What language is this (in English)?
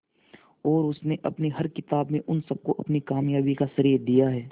Hindi